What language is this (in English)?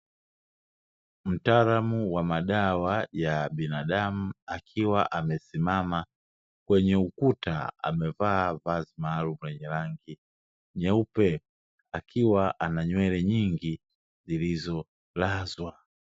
Swahili